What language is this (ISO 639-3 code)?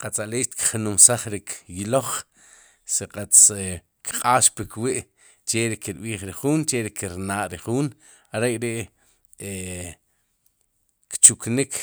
qum